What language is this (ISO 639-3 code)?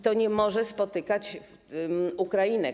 pol